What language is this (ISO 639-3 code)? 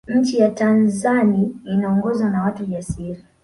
swa